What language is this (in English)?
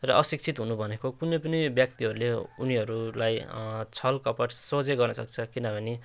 Nepali